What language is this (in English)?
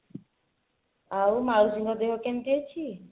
Odia